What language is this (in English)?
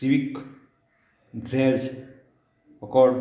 Konkani